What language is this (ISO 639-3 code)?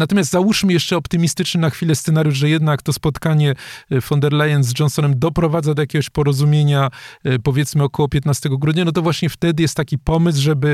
pol